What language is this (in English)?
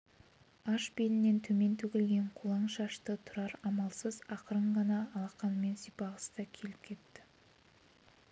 Kazakh